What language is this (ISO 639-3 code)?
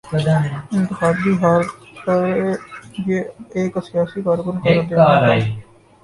urd